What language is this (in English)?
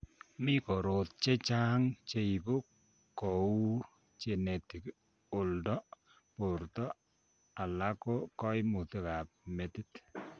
Kalenjin